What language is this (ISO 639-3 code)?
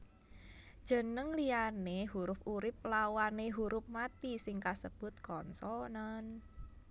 jav